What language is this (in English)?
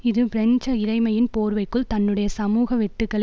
Tamil